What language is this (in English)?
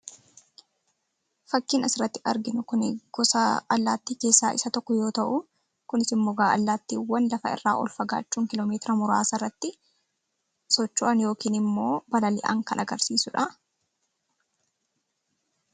Oromo